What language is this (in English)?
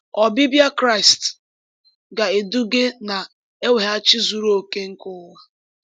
Igbo